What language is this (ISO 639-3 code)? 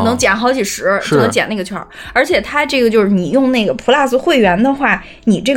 zho